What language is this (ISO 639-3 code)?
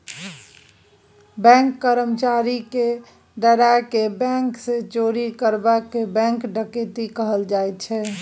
mai